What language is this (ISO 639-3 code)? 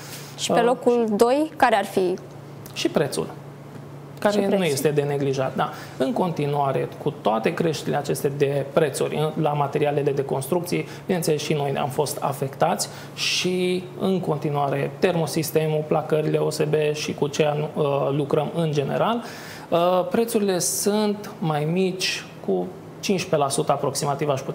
ron